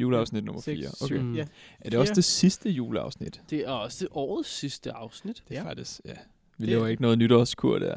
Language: Danish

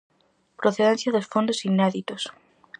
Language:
Galician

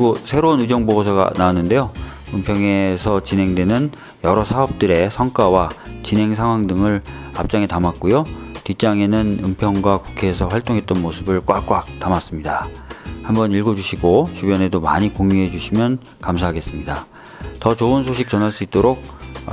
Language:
Korean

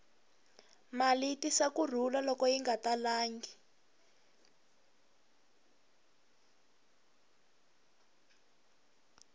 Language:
Tsonga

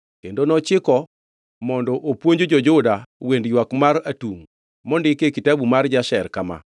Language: Luo (Kenya and Tanzania)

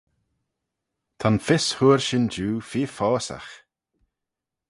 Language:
Manx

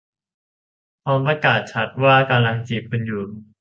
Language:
Thai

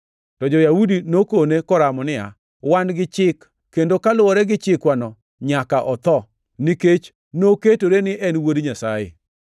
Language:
Luo (Kenya and Tanzania)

